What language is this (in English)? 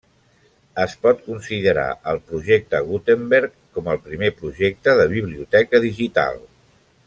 Catalan